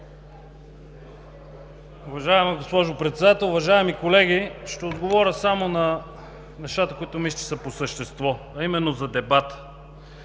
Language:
Bulgarian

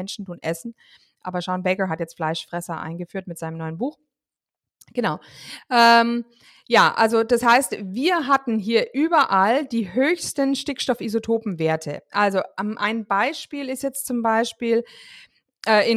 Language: German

